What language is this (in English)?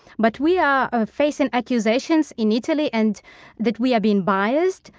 English